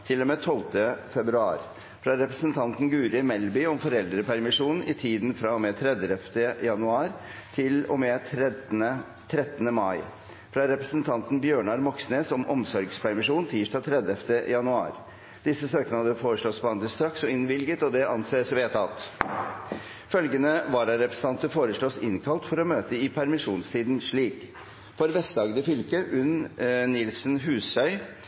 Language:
Norwegian Bokmål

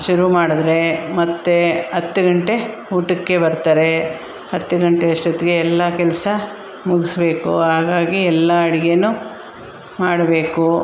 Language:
Kannada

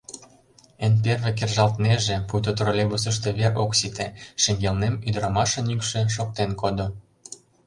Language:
Mari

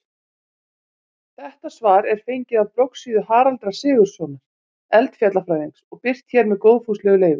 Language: Icelandic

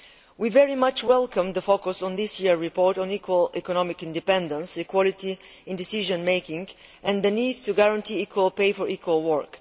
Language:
English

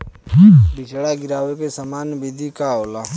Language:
Bhojpuri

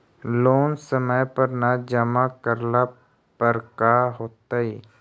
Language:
Magahi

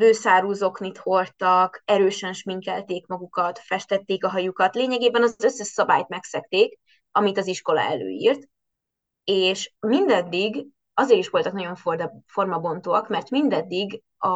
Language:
Hungarian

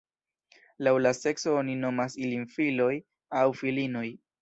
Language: Esperanto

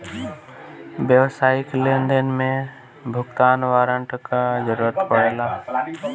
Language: Bhojpuri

